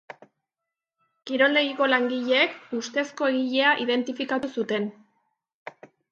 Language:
Basque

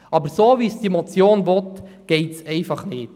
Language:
Swiss German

